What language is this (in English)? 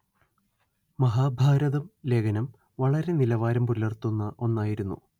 Malayalam